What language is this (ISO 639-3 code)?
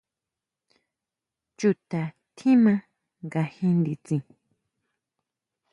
mau